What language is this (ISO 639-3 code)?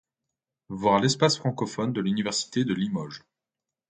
fra